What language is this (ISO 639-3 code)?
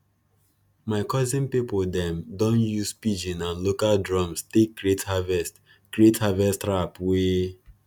pcm